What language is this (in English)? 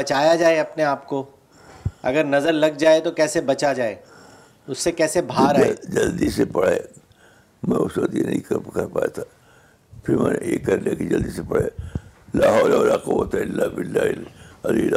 Urdu